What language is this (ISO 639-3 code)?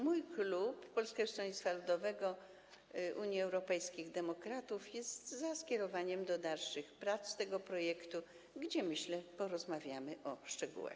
pol